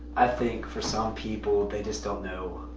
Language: English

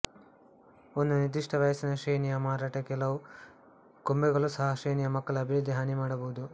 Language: Kannada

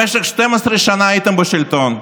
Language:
Hebrew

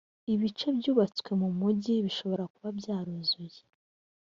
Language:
Kinyarwanda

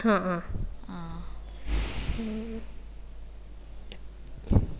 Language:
Malayalam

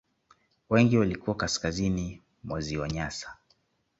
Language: Swahili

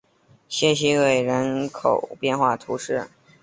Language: Chinese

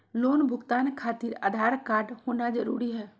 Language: Magahi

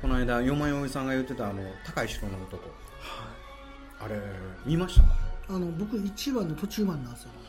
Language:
Japanese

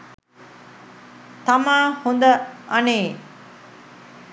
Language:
Sinhala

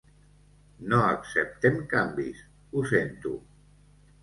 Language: Catalan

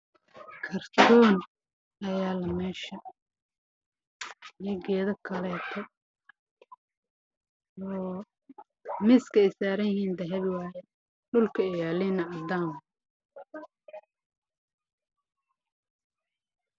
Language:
Somali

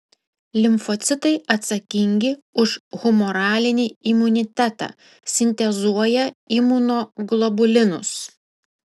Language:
Lithuanian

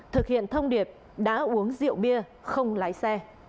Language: Vietnamese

